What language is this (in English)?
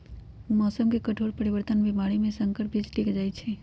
Magahi